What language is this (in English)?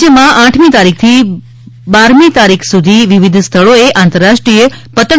Gujarati